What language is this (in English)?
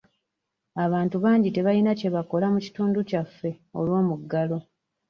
Ganda